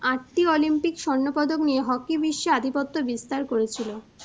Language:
Bangla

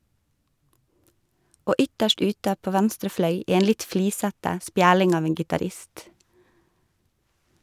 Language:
Norwegian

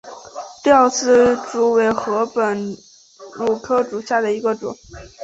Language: Chinese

